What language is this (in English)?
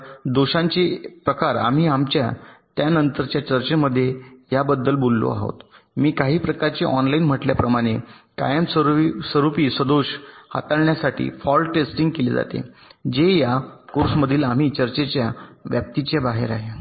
Marathi